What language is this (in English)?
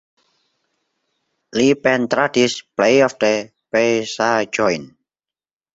Esperanto